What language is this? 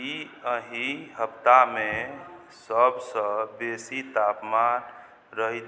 Maithili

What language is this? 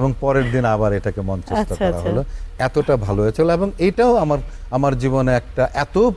Bangla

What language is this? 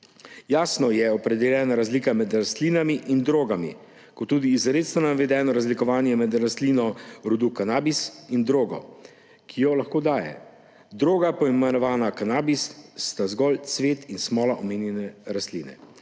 Slovenian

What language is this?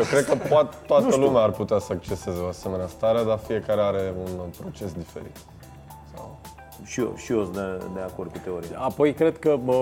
Romanian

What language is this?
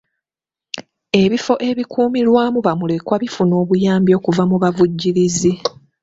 Ganda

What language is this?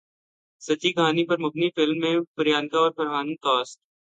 Urdu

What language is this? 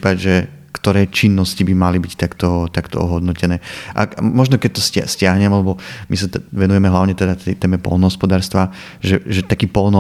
Slovak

